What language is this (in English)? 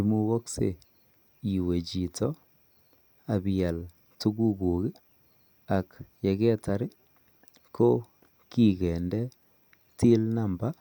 Kalenjin